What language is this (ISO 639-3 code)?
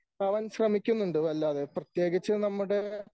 mal